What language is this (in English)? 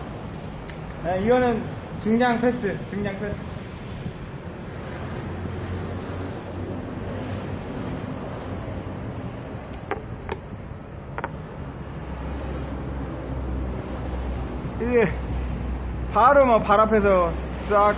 Korean